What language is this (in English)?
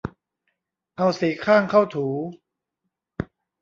Thai